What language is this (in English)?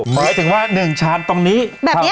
Thai